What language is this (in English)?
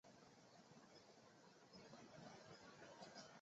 Chinese